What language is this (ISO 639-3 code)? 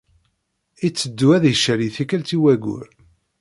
kab